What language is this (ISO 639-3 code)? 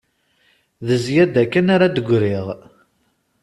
kab